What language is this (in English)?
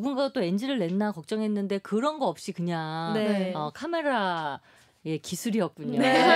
Korean